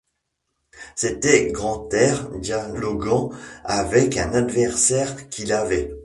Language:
French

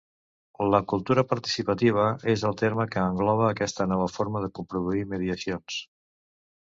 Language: Catalan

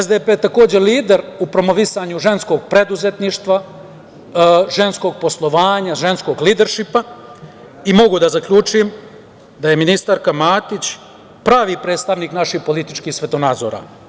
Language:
Serbian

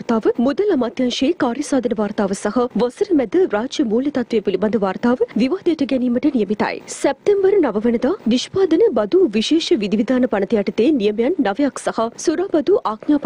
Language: Hindi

